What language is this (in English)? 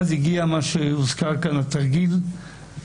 Hebrew